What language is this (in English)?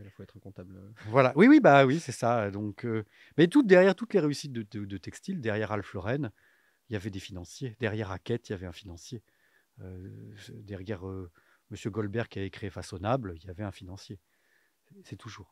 French